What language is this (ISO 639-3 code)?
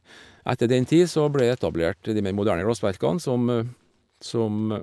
nor